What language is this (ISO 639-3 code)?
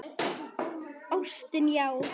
isl